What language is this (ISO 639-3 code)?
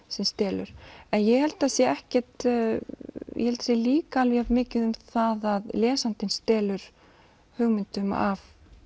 isl